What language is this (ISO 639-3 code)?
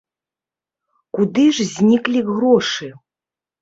bel